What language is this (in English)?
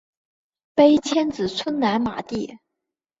Chinese